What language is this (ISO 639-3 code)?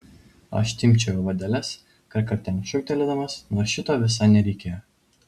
lit